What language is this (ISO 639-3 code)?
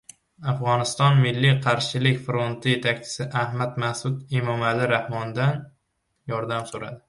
uzb